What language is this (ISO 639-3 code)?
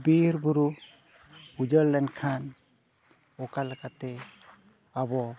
sat